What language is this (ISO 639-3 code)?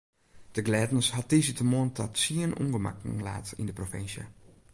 fry